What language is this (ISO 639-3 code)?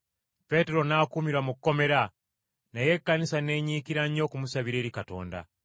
lug